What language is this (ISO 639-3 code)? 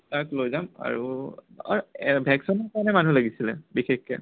asm